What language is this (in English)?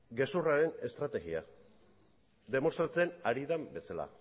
Basque